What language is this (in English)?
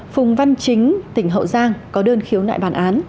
Vietnamese